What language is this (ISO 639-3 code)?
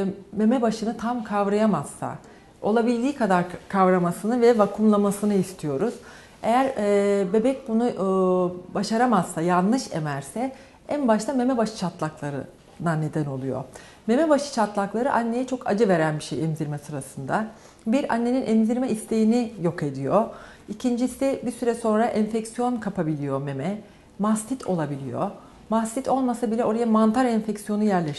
tur